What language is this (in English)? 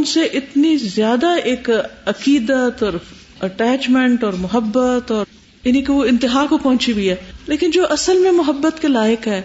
Urdu